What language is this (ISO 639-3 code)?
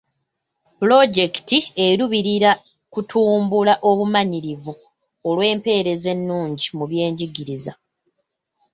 lug